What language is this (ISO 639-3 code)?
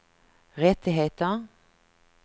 swe